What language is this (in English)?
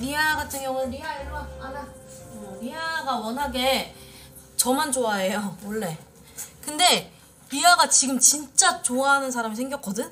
Korean